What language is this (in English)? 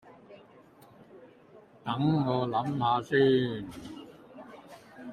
Cantonese